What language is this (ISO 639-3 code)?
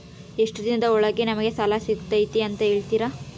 kan